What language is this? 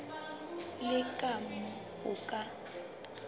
Southern Sotho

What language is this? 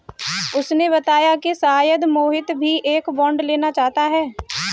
Hindi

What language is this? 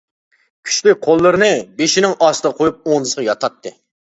Uyghur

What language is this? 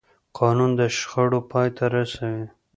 Pashto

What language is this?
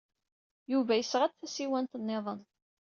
Kabyle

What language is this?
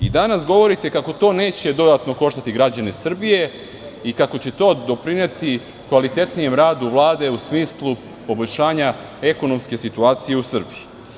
Serbian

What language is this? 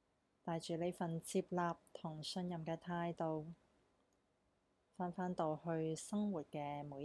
Chinese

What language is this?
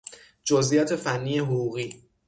Persian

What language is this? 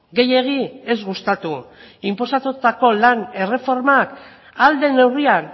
Basque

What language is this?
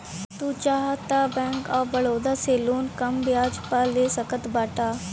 Bhojpuri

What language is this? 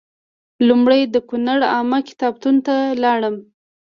Pashto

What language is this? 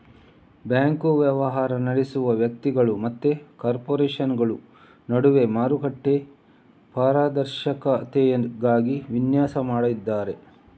Kannada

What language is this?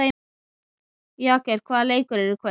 Icelandic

